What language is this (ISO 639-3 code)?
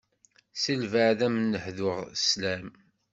kab